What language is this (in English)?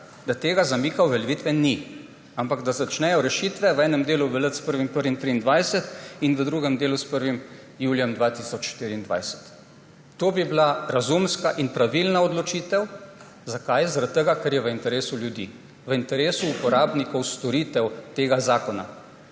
Slovenian